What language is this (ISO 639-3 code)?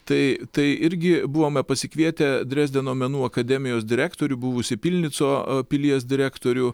lit